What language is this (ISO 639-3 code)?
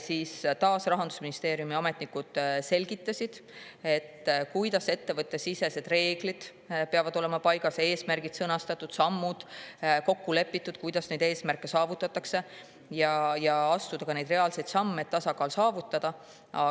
est